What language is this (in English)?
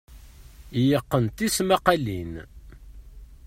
Kabyle